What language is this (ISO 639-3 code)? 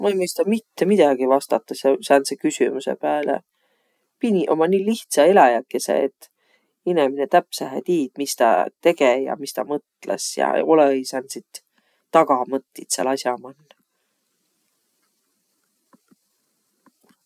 vro